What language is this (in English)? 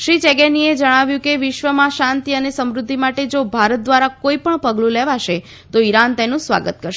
Gujarati